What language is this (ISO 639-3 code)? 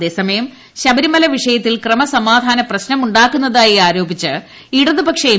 mal